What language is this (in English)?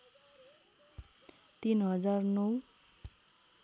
Nepali